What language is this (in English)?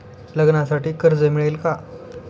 Marathi